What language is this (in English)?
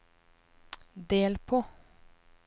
Norwegian